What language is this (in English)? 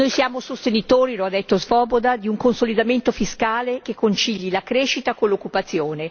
Italian